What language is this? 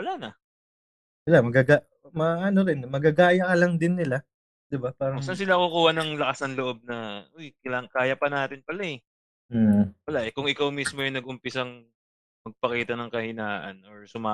Filipino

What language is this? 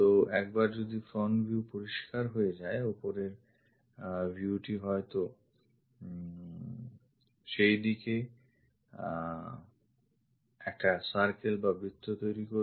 Bangla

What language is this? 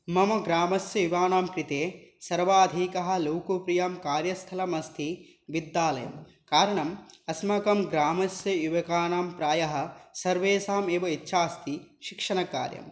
Sanskrit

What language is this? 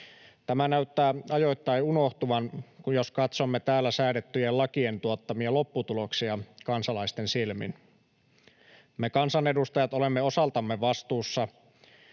Finnish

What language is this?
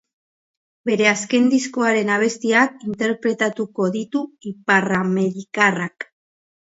Basque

